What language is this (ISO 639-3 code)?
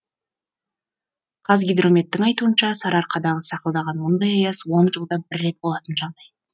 kaz